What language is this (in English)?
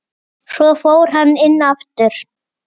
Icelandic